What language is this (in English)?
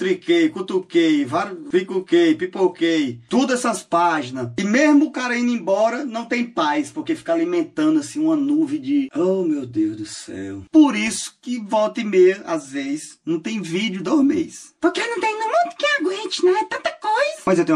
Portuguese